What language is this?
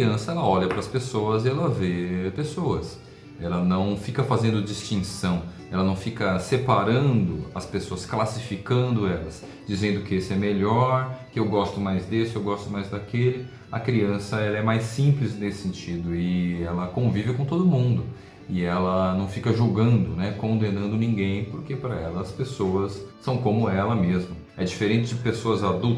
Portuguese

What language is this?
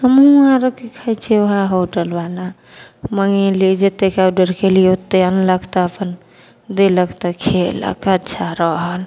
Maithili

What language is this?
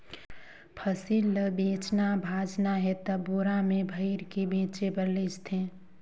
Chhattisgarhi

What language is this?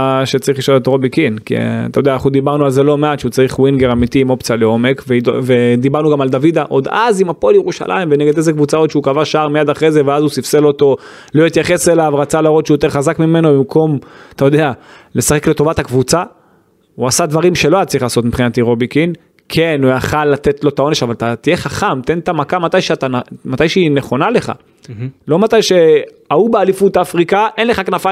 Hebrew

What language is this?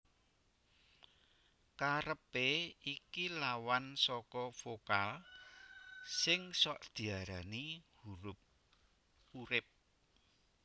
Javanese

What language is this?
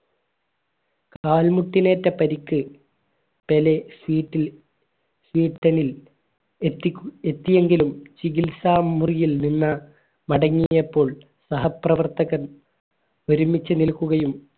Malayalam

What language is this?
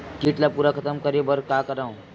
Chhattisgarhi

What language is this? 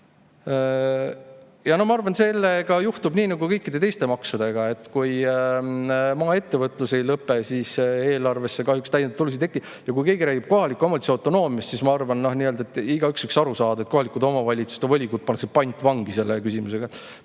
Estonian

